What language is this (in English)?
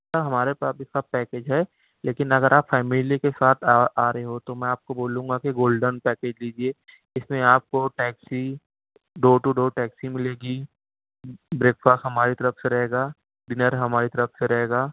Urdu